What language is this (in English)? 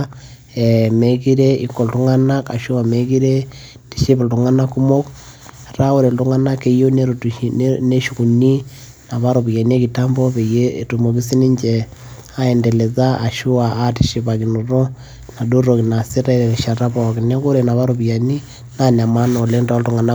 Masai